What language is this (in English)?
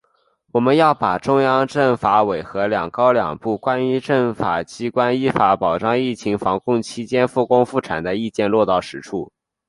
Chinese